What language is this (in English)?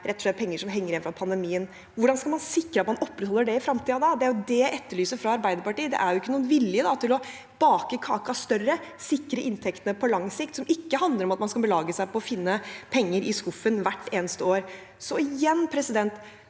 Norwegian